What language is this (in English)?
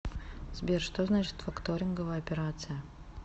Russian